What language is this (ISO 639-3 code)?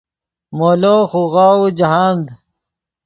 ydg